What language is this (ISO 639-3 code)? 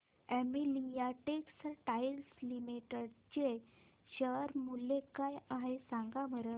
mar